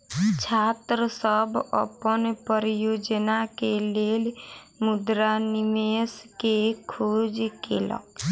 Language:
Maithili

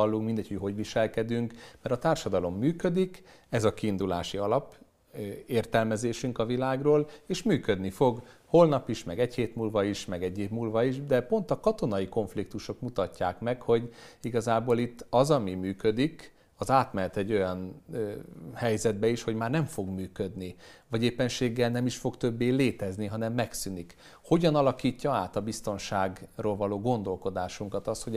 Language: Hungarian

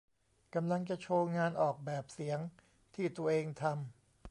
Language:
Thai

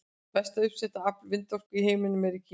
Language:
Icelandic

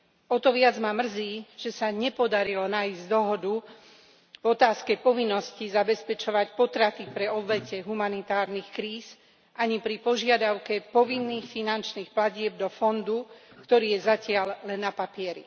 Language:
Slovak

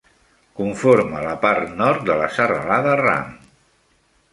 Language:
Catalan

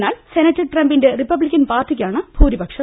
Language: Malayalam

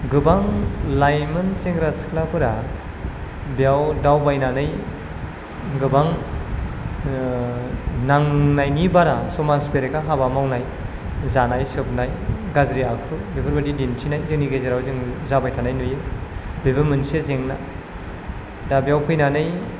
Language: Bodo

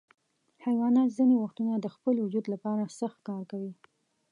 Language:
Pashto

